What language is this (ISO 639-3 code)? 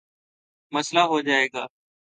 urd